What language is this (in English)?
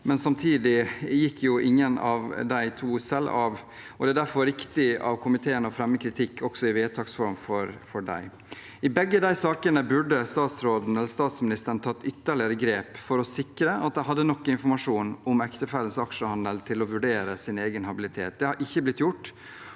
Norwegian